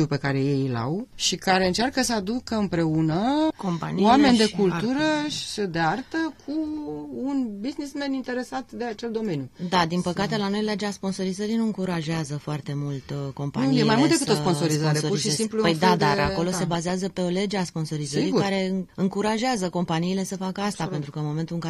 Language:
Romanian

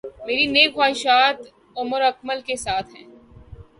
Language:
Urdu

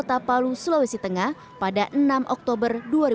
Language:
Indonesian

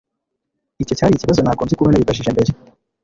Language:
Kinyarwanda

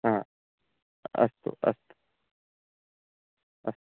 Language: Sanskrit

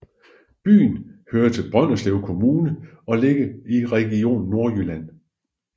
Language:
Danish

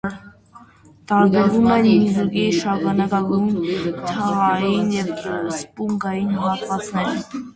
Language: Armenian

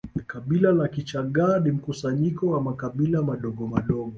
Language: Swahili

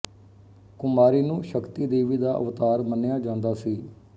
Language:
Punjabi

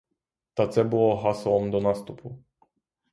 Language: Ukrainian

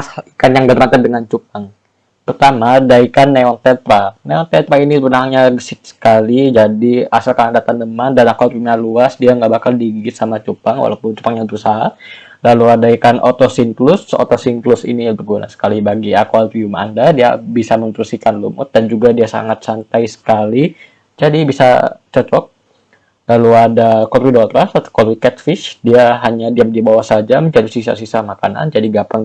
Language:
Indonesian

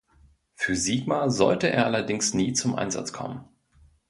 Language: German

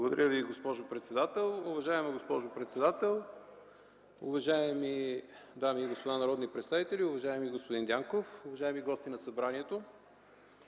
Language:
Bulgarian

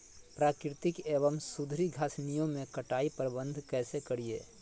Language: Magahi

